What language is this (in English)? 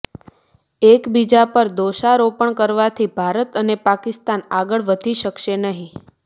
Gujarati